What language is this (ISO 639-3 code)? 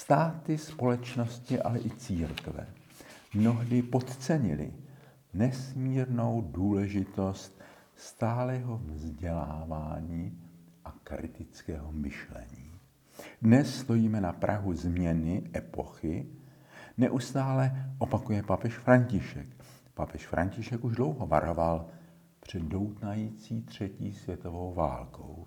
ces